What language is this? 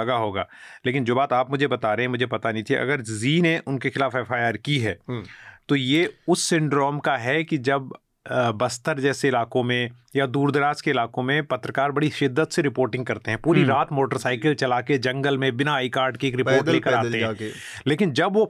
Hindi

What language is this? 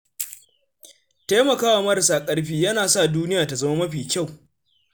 Hausa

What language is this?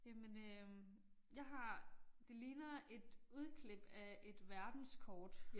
Danish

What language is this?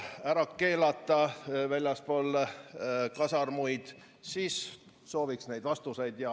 Estonian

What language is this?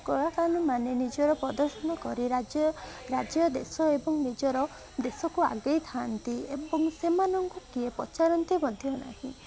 Odia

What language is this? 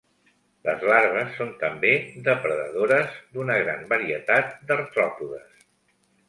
Catalan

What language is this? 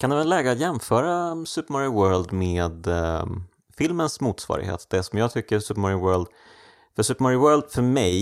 Swedish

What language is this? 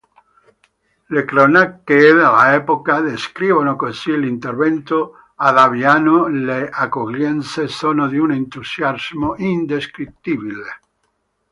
Italian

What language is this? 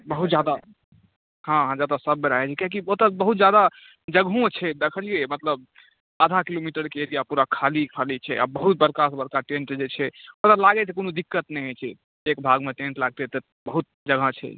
Maithili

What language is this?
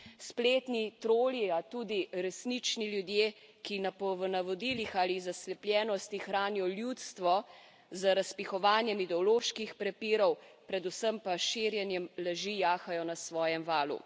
Slovenian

